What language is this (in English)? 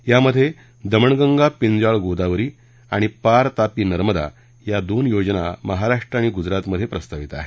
Marathi